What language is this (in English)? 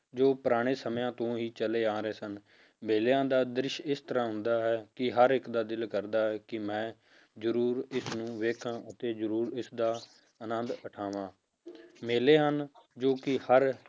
Punjabi